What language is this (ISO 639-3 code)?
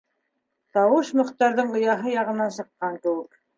bak